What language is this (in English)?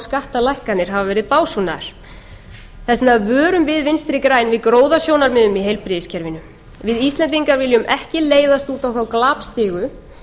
Icelandic